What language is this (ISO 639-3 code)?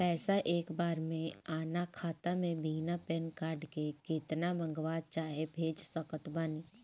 bho